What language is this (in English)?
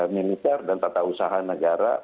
Indonesian